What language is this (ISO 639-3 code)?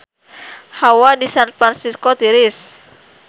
sun